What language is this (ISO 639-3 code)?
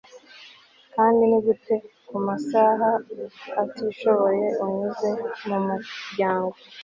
kin